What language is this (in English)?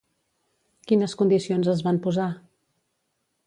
Catalan